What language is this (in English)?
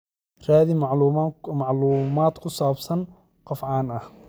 Somali